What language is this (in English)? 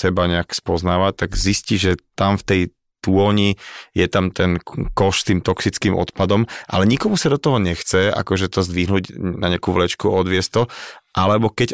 Slovak